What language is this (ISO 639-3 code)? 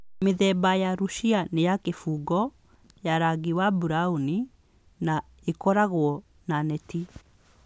kik